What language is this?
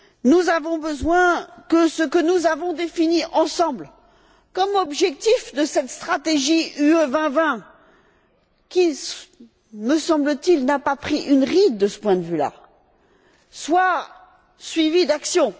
French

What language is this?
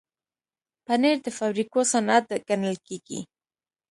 Pashto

